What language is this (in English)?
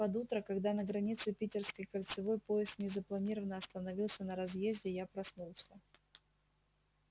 Russian